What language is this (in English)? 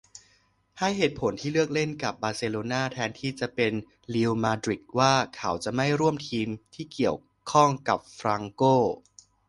Thai